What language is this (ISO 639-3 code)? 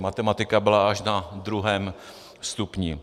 ces